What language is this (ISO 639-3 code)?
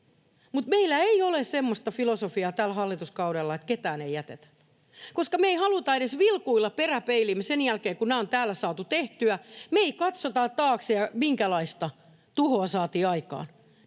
fin